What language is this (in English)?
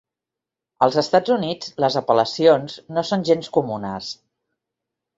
Catalan